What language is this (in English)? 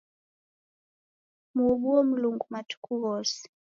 Taita